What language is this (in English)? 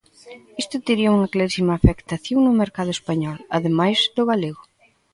Galician